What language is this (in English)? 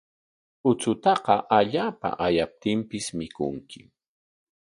Corongo Ancash Quechua